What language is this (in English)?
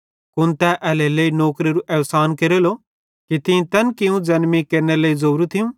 Bhadrawahi